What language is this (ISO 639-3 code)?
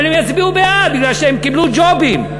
heb